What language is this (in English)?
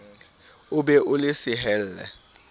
Southern Sotho